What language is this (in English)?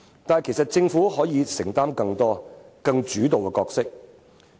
Cantonese